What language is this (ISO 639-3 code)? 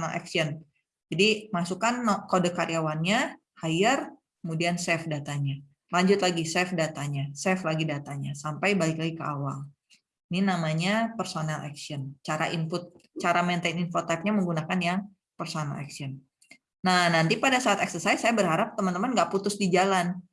ind